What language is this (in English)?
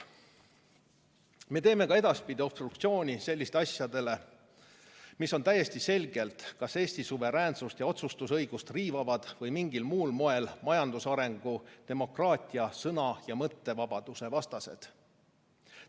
Estonian